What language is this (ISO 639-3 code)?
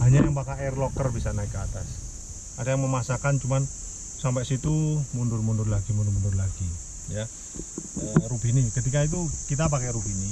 ind